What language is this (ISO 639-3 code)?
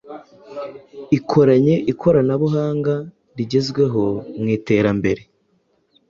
kin